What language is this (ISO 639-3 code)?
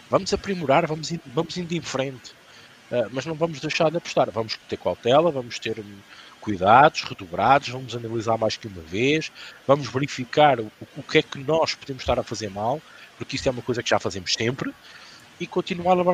por